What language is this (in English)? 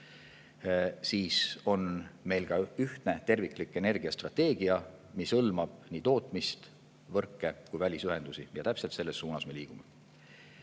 Estonian